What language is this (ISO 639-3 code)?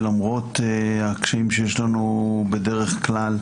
heb